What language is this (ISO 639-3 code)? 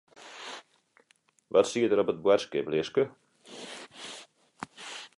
fry